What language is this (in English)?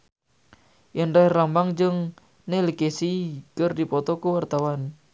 Sundanese